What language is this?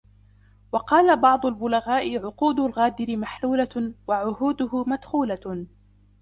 Arabic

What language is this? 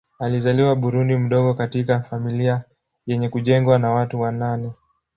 Swahili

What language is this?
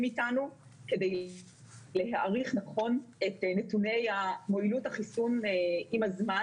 Hebrew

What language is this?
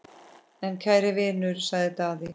Icelandic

